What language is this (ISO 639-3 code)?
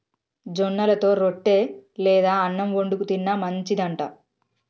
tel